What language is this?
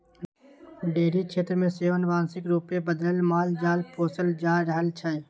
Maithili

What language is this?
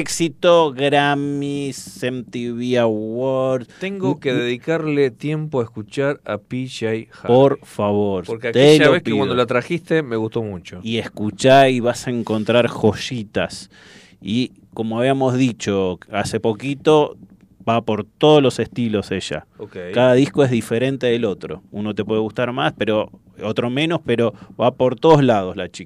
Spanish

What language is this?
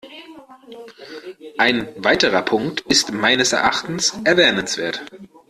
German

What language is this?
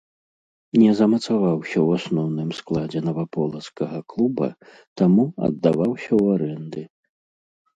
Belarusian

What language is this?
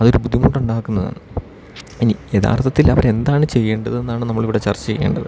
Malayalam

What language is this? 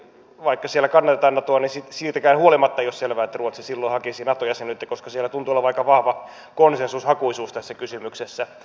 Finnish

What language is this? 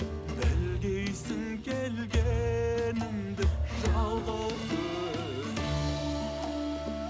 Kazakh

